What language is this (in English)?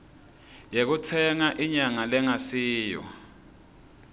Swati